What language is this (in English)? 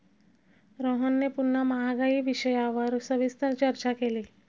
Marathi